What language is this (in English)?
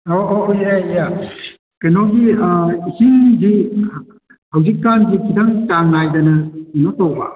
Manipuri